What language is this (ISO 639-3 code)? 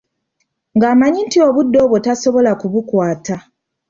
lug